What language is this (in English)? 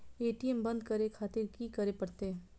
Maithili